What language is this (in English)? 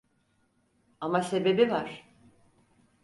Turkish